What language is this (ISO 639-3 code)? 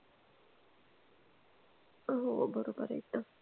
mar